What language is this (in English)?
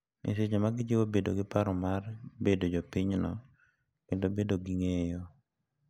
Luo (Kenya and Tanzania)